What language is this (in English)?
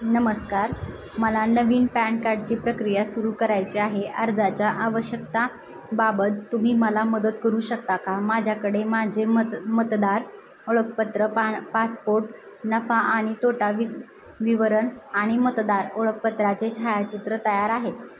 Marathi